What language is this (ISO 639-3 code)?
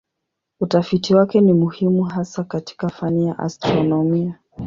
swa